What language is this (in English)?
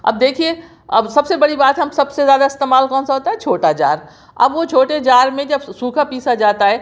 Urdu